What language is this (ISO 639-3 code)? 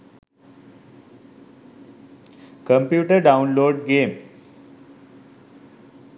sin